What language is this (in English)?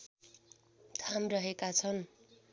Nepali